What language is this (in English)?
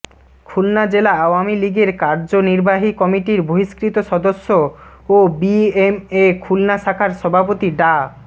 Bangla